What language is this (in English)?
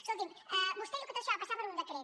Catalan